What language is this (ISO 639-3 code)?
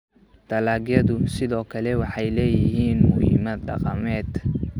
som